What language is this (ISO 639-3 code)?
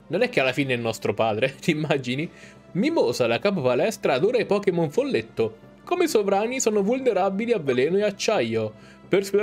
ita